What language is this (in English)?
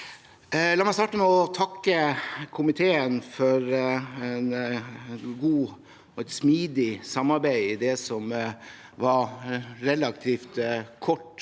Norwegian